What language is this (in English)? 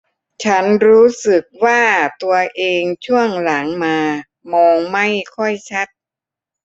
Thai